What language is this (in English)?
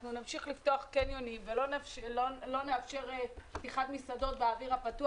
Hebrew